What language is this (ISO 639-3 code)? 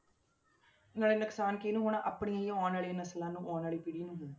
pan